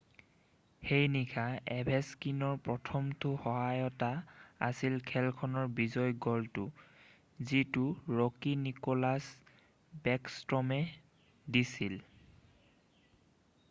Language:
Assamese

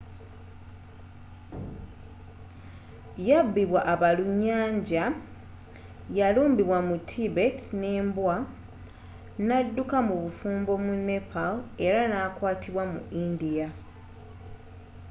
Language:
Ganda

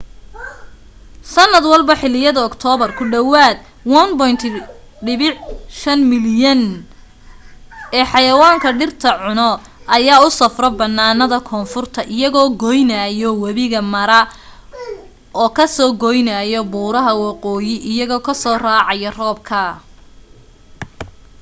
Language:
Somali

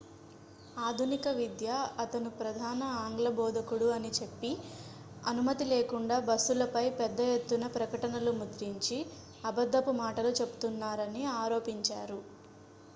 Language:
Telugu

